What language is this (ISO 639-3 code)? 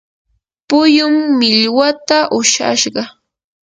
qur